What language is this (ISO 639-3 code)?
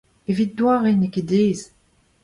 bre